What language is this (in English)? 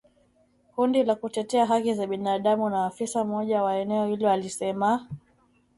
Swahili